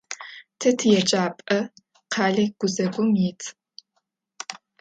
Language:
Adyghe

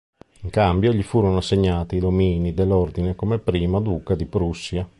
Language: Italian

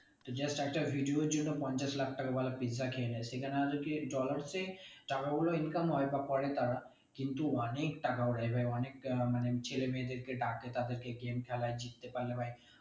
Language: Bangla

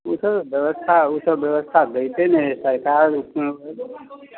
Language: Maithili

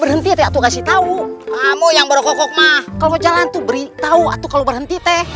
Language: Indonesian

